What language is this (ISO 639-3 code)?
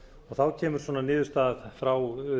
isl